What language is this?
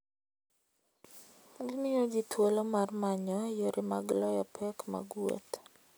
Luo (Kenya and Tanzania)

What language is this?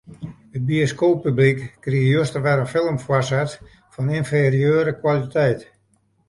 Western Frisian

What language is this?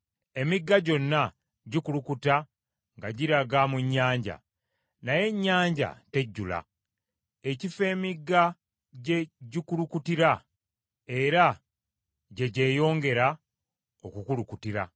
Ganda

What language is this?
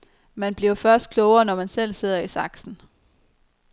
Danish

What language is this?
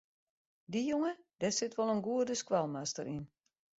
Western Frisian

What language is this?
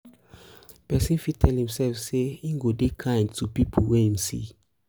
Nigerian Pidgin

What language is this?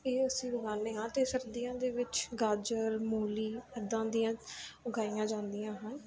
Punjabi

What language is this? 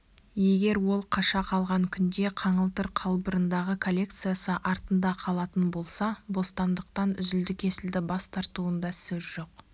Kazakh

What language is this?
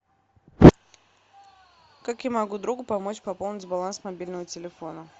Russian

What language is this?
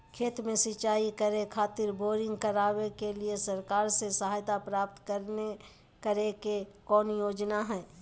Magahi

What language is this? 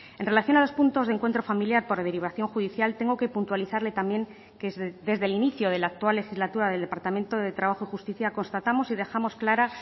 Spanish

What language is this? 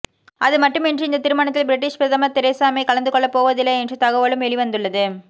Tamil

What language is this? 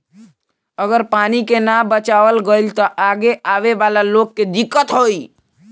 Bhojpuri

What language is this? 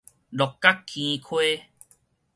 Min Nan Chinese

